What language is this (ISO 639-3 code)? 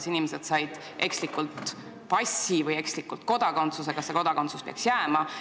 est